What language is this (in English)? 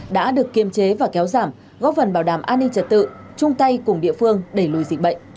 Vietnamese